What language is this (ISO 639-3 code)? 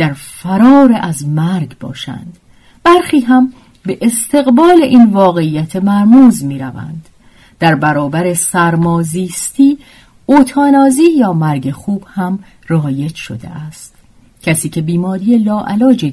fas